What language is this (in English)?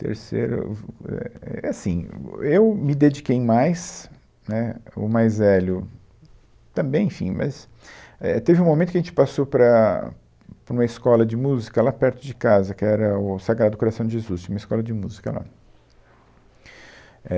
Portuguese